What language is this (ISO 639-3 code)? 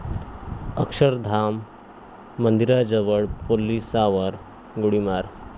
mar